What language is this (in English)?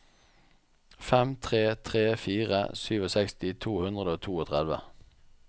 Norwegian